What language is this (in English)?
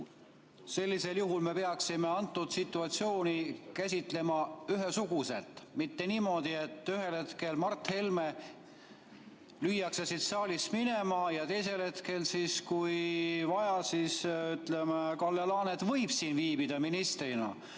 Estonian